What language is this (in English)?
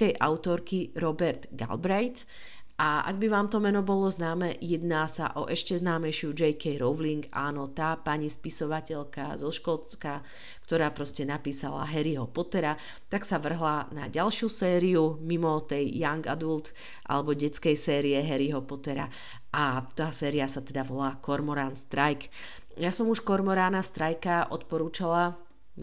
Slovak